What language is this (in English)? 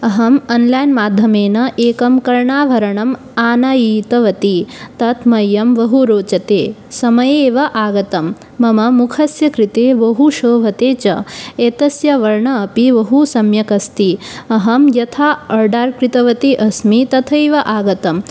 Sanskrit